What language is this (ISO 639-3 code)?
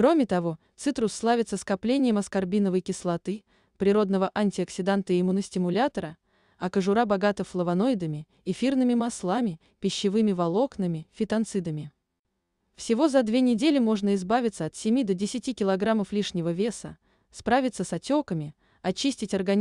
rus